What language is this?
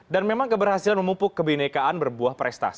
Indonesian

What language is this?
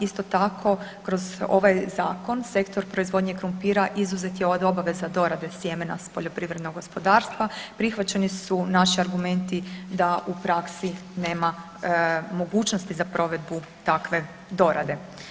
Croatian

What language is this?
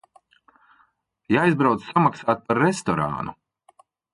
Latvian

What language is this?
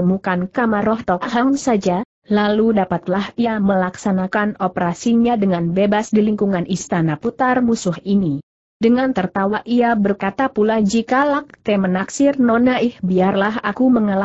Indonesian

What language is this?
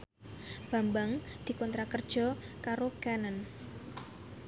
Javanese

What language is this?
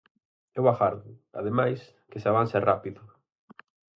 Galician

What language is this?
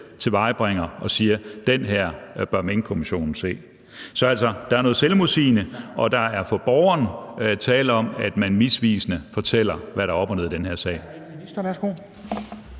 Danish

